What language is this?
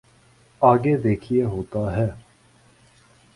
Urdu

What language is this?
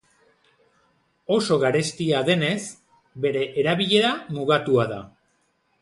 Basque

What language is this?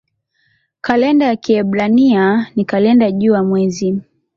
Swahili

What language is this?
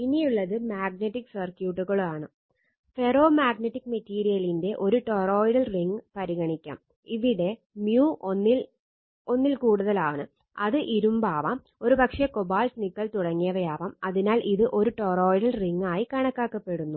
Malayalam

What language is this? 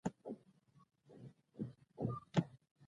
Pashto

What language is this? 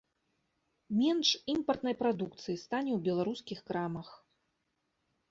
Belarusian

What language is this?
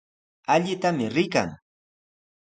Sihuas Ancash Quechua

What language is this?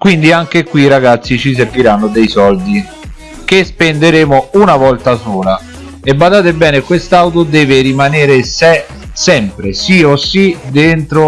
Italian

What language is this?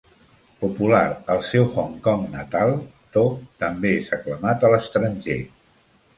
Catalan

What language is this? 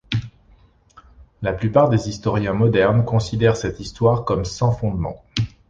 French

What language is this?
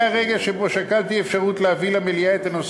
Hebrew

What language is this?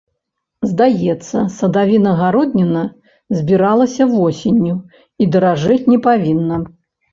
Belarusian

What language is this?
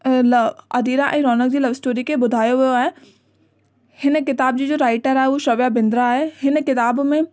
Sindhi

